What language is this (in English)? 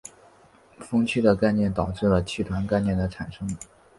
Chinese